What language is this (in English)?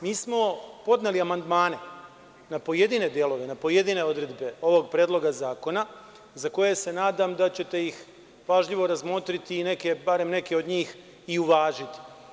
Serbian